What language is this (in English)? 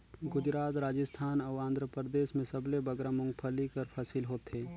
Chhattisgarhi